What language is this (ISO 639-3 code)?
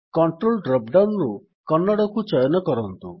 ori